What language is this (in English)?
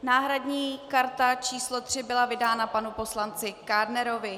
Czech